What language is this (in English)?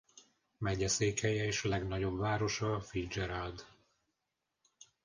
Hungarian